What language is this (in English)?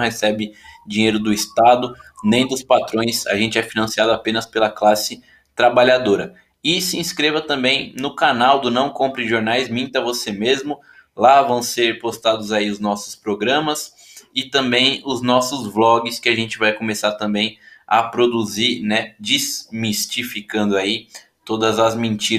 Portuguese